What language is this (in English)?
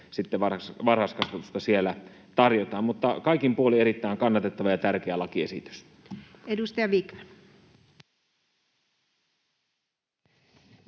Finnish